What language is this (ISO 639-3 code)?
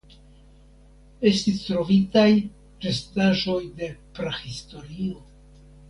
epo